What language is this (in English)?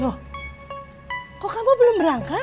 Indonesian